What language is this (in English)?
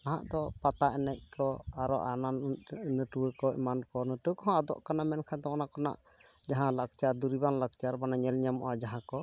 Santali